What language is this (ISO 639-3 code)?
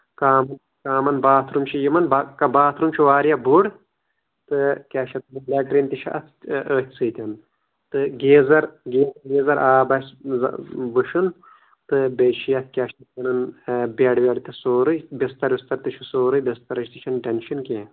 kas